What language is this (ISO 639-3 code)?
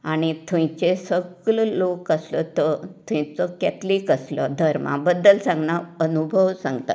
kok